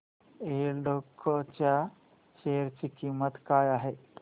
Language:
Marathi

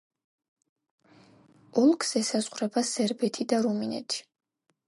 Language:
Georgian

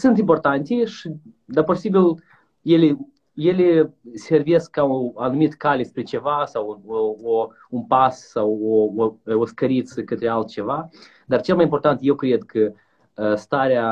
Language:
Romanian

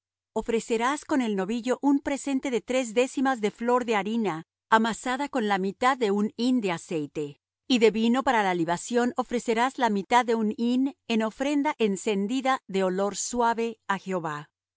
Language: Spanish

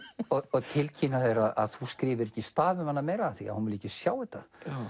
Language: Icelandic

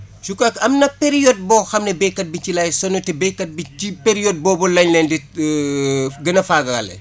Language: Wolof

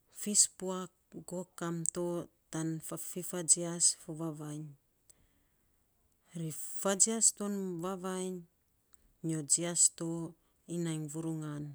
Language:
Saposa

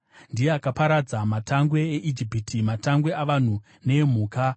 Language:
Shona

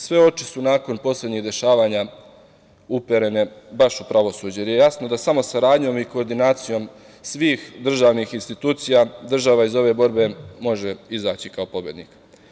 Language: Serbian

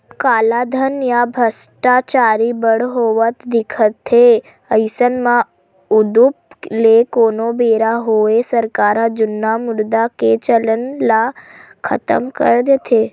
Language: Chhattisgarhi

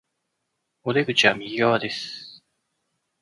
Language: Japanese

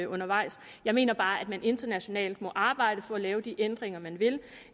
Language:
Danish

